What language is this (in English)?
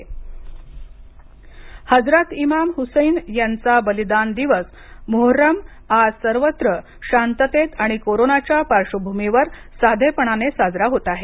Marathi